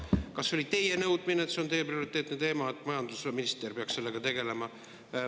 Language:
Estonian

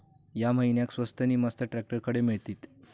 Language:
Marathi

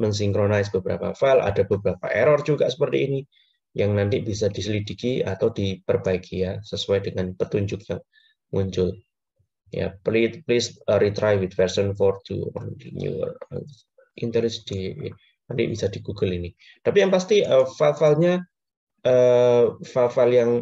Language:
Indonesian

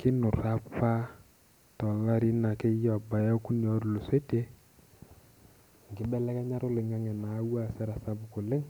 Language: Masai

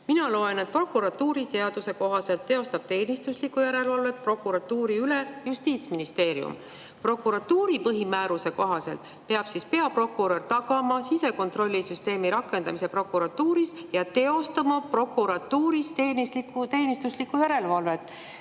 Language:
Estonian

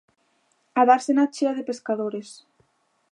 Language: Galician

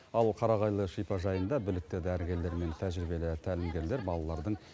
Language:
Kazakh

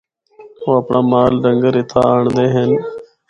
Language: Northern Hindko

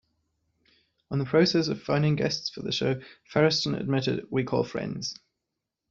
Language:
English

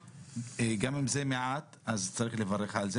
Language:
Hebrew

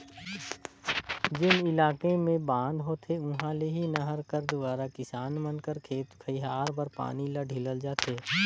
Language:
Chhattisgarhi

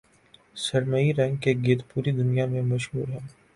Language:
Urdu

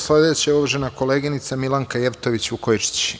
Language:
Serbian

